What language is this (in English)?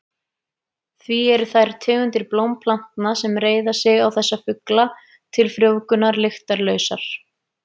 Icelandic